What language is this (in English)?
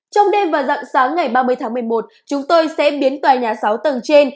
Vietnamese